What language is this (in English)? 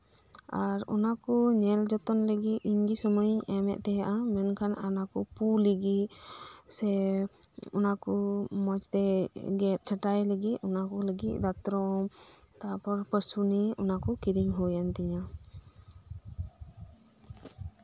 Santali